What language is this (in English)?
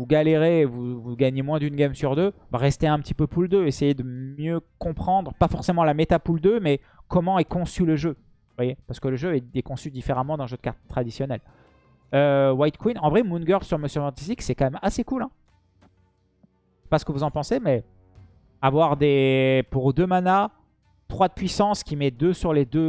French